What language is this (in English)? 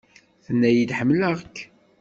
Kabyle